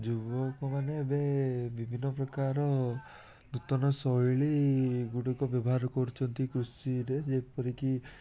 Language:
Odia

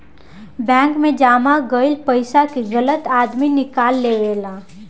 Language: Bhojpuri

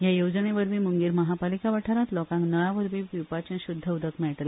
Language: Konkani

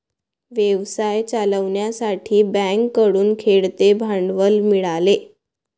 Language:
Marathi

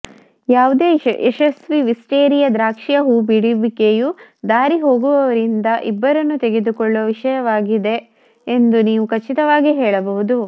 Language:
Kannada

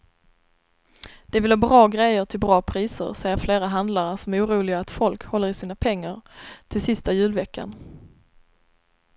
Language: Swedish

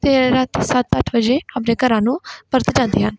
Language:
Punjabi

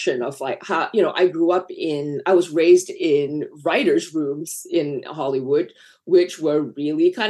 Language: English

